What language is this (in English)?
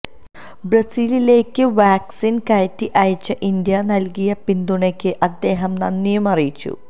Malayalam